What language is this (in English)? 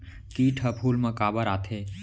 Chhattisgarhi